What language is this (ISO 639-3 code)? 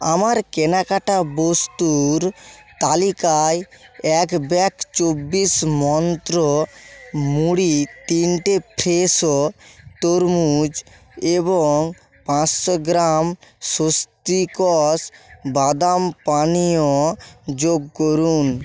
ben